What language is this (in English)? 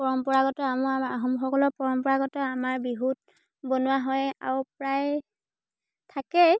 Assamese